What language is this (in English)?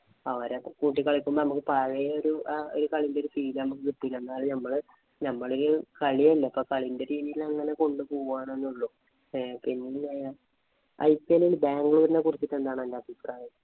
Malayalam